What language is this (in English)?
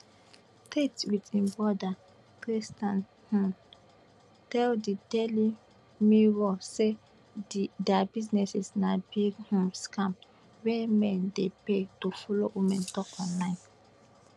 Nigerian Pidgin